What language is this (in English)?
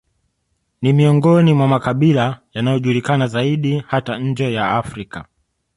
Swahili